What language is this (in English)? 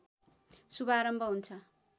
Nepali